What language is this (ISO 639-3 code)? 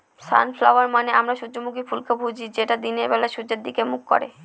ben